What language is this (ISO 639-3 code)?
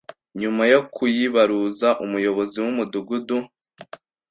kin